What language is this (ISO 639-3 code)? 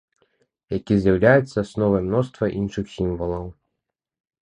bel